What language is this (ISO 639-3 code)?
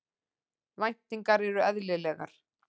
isl